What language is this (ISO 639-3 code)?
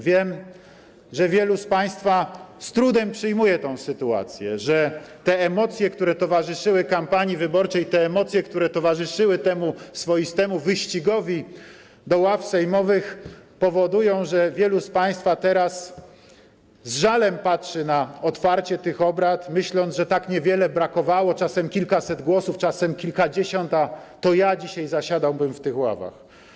pol